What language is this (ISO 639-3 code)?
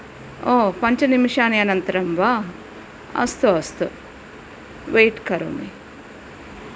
san